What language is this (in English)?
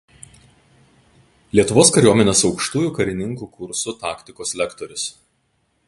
Lithuanian